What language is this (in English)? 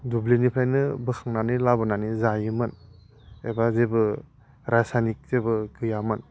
Bodo